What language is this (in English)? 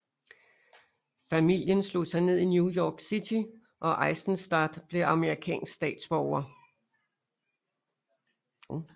Danish